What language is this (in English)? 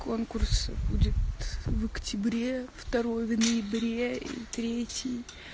Russian